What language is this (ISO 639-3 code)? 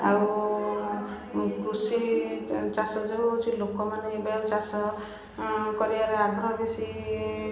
ori